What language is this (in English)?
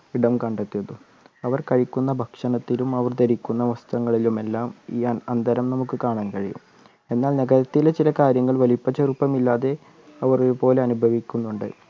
Malayalam